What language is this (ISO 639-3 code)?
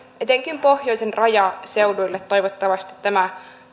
fin